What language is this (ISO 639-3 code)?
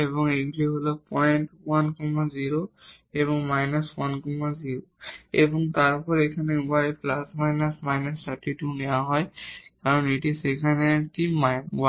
ben